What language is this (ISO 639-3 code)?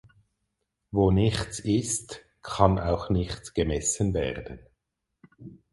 deu